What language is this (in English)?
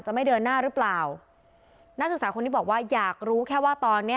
Thai